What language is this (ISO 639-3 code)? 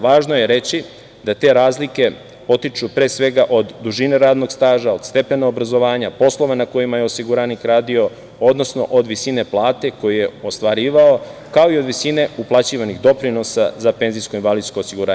srp